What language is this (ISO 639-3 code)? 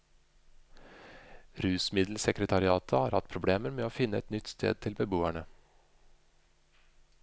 nor